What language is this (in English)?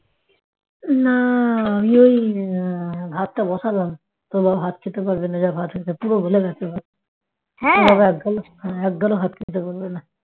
Bangla